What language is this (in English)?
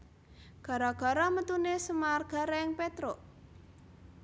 Javanese